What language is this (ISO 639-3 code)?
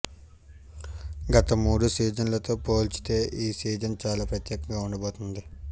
tel